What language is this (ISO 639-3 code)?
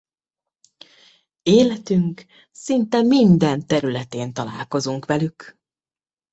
hun